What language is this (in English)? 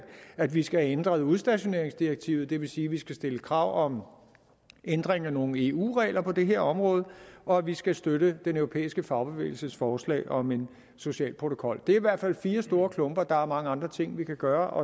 Danish